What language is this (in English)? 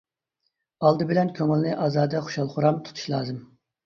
Uyghur